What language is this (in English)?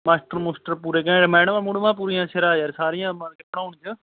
Punjabi